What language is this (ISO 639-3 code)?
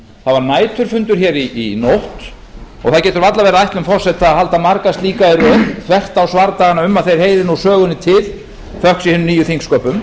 isl